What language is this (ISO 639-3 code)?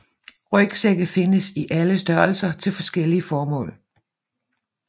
dan